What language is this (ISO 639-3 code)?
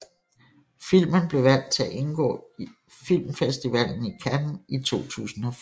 dan